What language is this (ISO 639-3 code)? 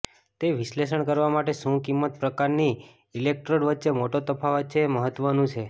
guj